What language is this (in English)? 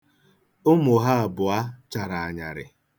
Igbo